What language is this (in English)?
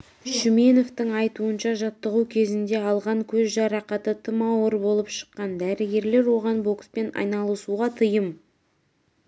Kazakh